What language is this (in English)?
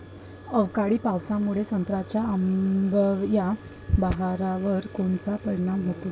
Marathi